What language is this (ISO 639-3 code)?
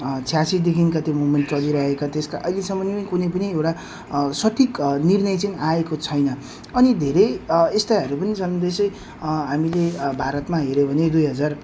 nep